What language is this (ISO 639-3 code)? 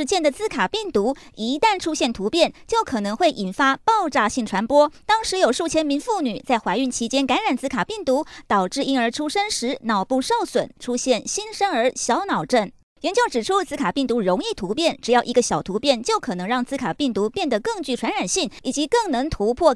zho